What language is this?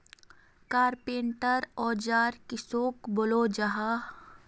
Magahi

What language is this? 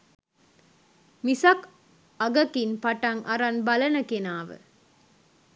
Sinhala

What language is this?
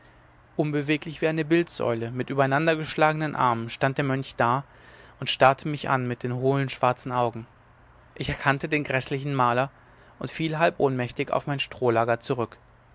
German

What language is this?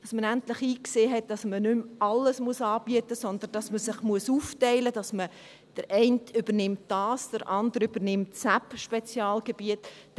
Swiss German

